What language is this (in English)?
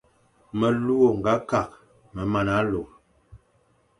Fang